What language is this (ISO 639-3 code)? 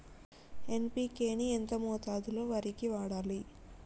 tel